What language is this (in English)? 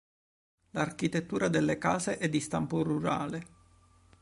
Italian